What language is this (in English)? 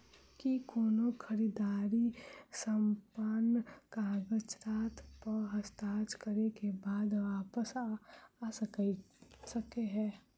Maithili